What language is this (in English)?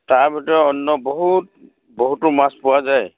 Assamese